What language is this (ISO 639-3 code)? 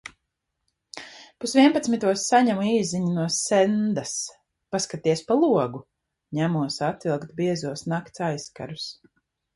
lav